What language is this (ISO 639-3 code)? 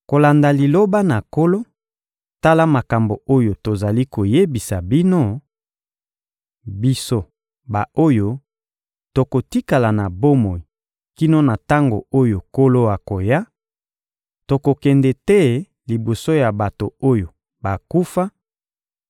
lin